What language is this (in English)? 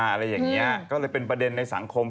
Thai